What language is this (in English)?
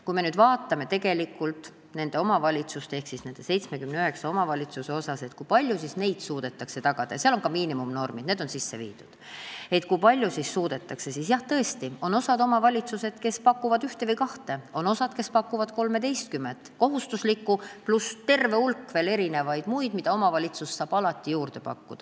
Estonian